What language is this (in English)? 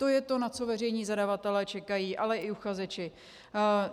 Czech